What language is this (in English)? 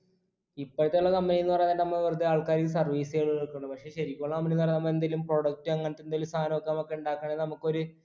Malayalam